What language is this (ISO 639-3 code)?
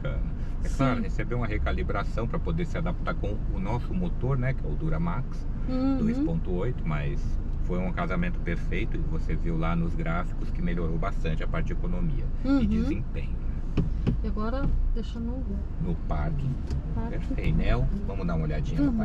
por